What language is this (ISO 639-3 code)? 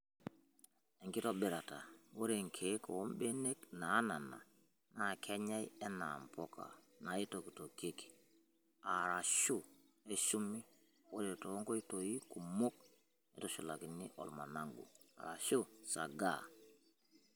mas